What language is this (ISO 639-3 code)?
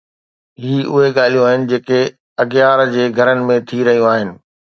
snd